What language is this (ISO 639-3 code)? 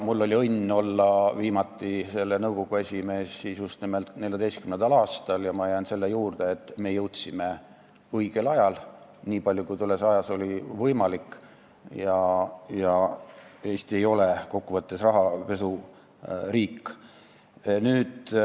est